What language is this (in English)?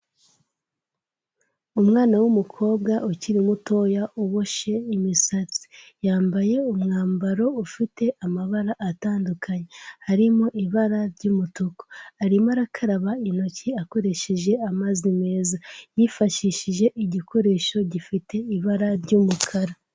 Kinyarwanda